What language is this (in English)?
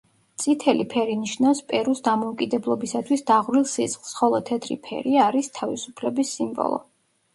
Georgian